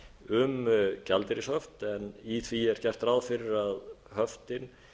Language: Icelandic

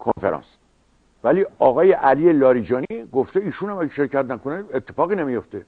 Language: Persian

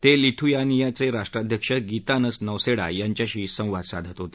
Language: Marathi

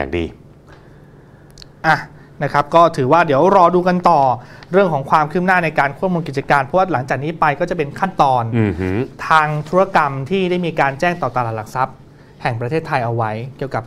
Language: Thai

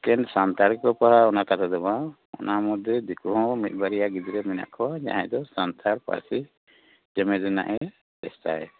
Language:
Santali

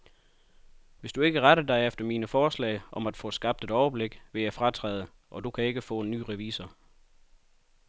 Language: Danish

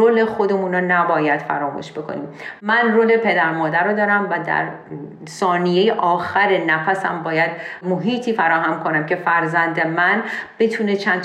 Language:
Persian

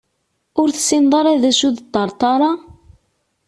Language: Kabyle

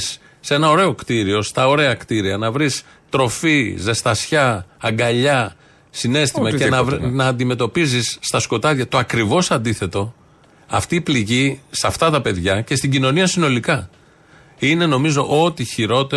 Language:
Greek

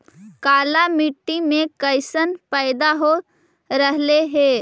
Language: Magahi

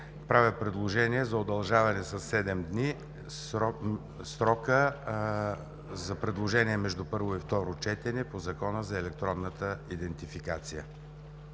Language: Bulgarian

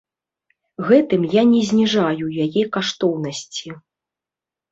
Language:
Belarusian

